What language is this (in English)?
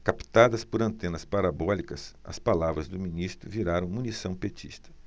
Portuguese